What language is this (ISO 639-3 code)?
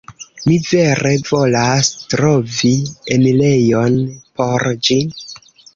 epo